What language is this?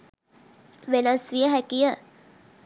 Sinhala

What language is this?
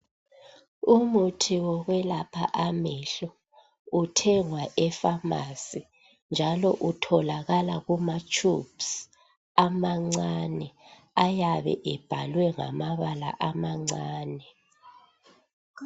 North Ndebele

